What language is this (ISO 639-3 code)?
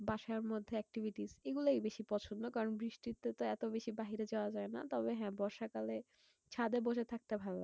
ben